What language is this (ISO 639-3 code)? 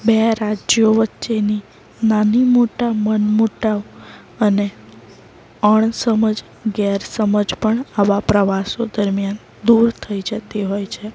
guj